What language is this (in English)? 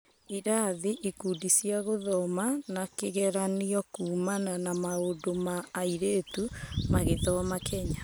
Kikuyu